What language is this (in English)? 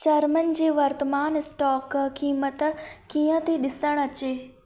Sindhi